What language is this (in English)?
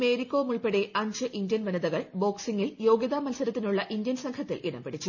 Malayalam